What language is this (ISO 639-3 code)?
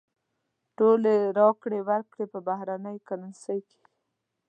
pus